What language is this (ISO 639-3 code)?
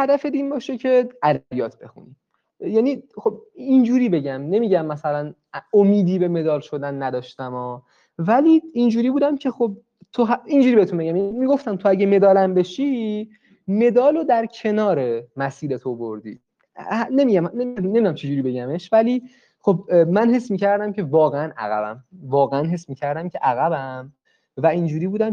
fas